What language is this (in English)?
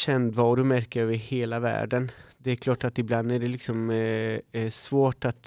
Swedish